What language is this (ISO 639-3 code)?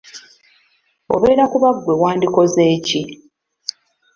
lug